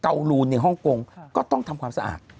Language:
Thai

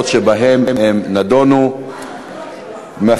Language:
Hebrew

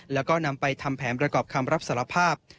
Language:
Thai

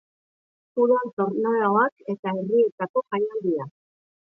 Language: Basque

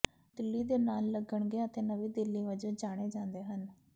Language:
Punjabi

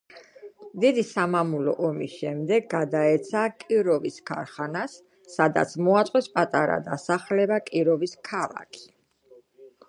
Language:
Georgian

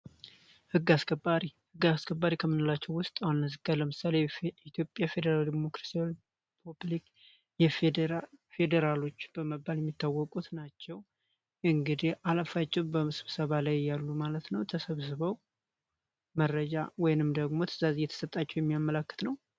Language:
Amharic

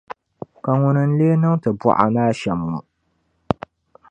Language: Dagbani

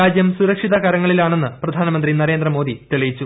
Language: Malayalam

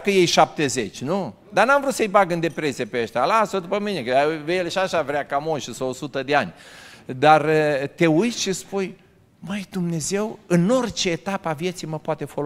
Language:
Romanian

